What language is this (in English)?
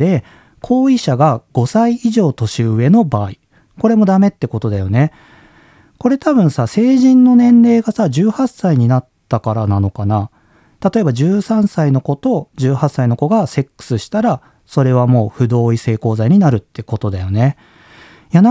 Japanese